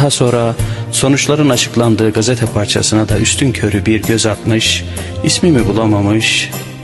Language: Turkish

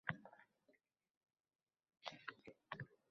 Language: Uzbek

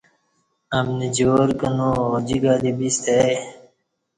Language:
Kati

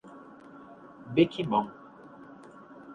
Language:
Portuguese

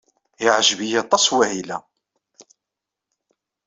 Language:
Kabyle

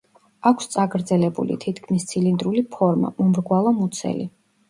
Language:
Georgian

